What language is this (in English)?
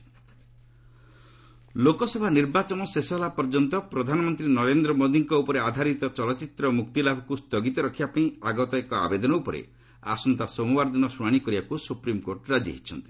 Odia